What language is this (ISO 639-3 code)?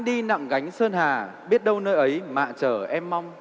vie